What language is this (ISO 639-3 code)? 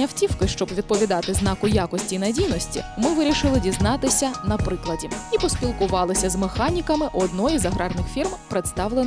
ukr